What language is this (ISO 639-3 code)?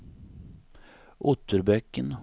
swe